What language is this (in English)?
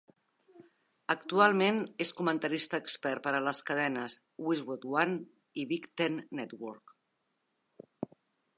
Catalan